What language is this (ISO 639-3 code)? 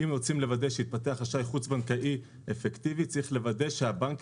heb